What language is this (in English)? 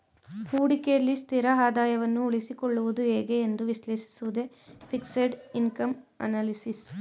Kannada